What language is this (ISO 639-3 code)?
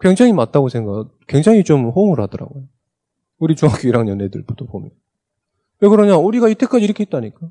kor